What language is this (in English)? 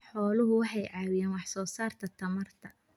Somali